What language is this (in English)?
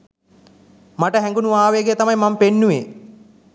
Sinhala